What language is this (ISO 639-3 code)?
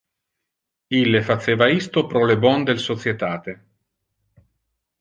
ina